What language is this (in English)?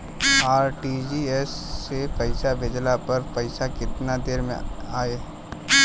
Bhojpuri